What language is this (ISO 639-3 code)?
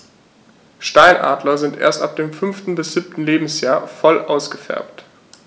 deu